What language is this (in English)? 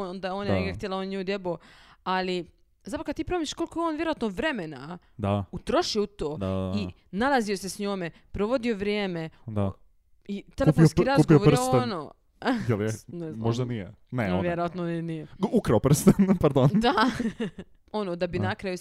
Croatian